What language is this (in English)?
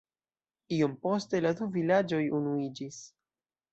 Esperanto